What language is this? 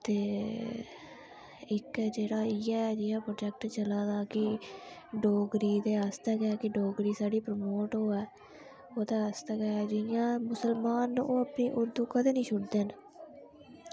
Dogri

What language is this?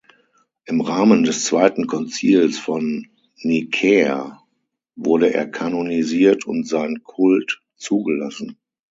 German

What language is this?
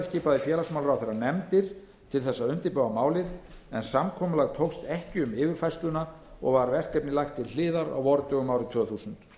Icelandic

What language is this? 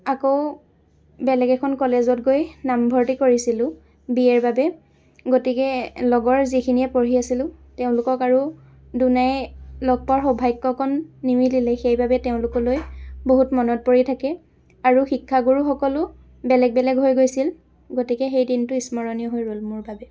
Assamese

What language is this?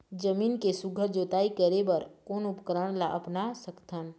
Chhattisgarhi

